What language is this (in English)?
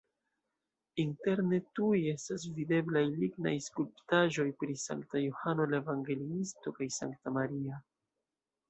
Esperanto